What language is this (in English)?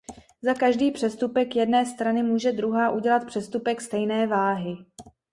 Czech